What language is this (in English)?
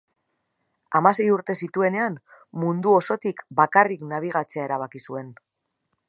Basque